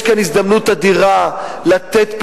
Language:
Hebrew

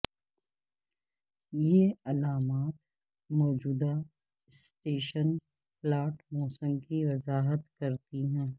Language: Urdu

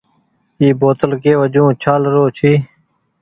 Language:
Goaria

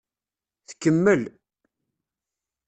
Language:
Kabyle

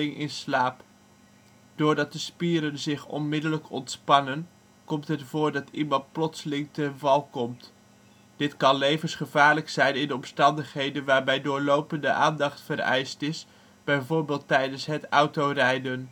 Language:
Dutch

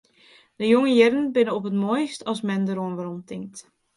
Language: Western Frisian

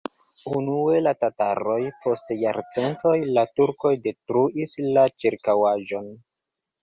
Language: Esperanto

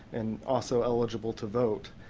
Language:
English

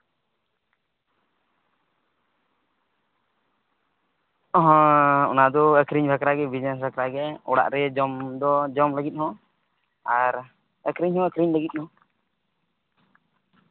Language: Santali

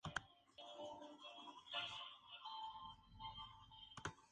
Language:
Spanish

